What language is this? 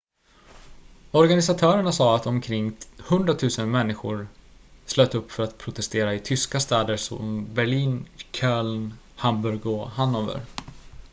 Swedish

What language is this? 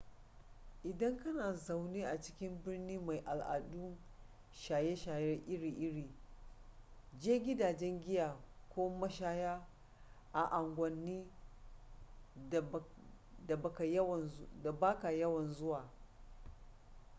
Hausa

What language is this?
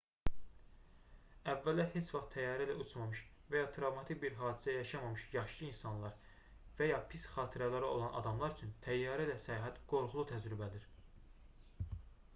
Azerbaijani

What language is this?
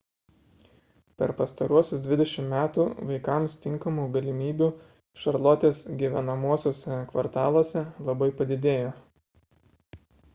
Lithuanian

